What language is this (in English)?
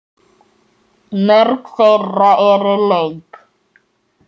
Icelandic